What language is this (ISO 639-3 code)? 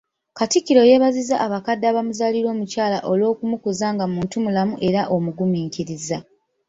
lug